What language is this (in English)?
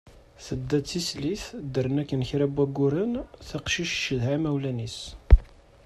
Kabyle